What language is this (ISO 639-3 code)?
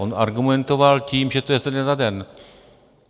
ces